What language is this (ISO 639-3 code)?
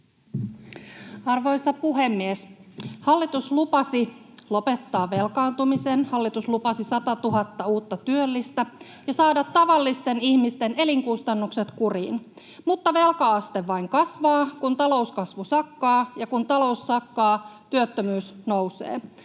fin